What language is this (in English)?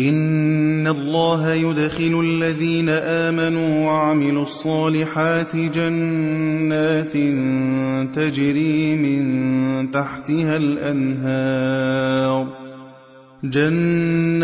Arabic